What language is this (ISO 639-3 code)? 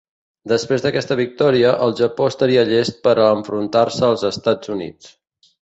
cat